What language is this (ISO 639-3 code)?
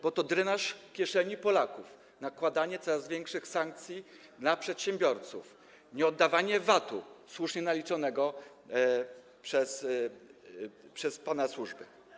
pol